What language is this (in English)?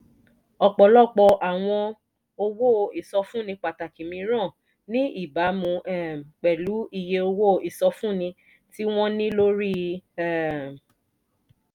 Yoruba